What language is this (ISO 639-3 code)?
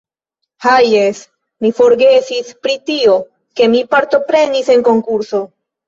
epo